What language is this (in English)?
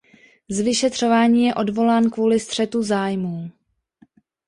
Czech